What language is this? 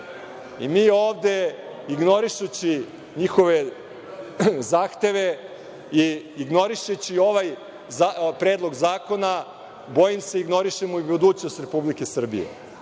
Serbian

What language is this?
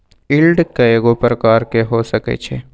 Magahi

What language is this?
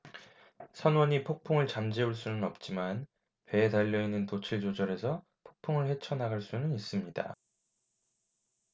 Korean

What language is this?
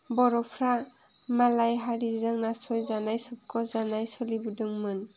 Bodo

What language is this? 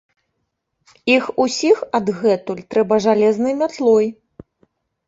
Belarusian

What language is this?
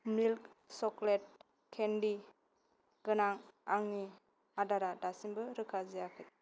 Bodo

